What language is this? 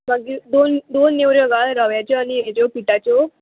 Konkani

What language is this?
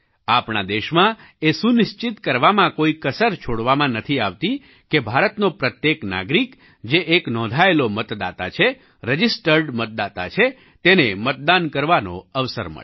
Gujarati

